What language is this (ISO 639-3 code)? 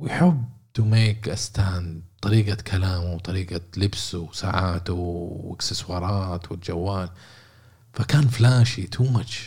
ara